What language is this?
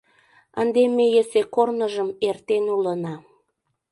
Mari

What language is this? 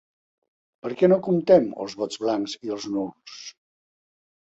Catalan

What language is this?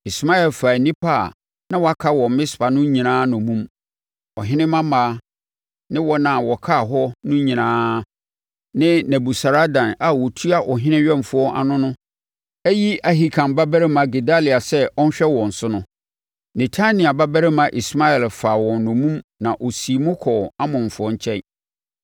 Akan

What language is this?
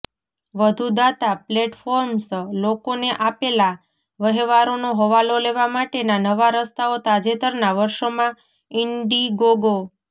Gujarati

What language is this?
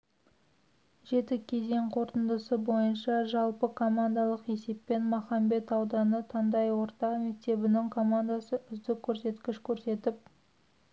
Kazakh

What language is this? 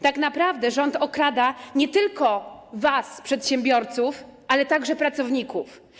Polish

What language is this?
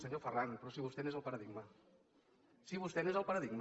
Catalan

